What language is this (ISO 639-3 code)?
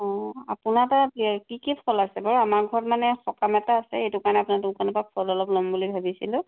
asm